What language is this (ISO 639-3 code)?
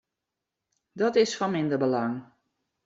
fry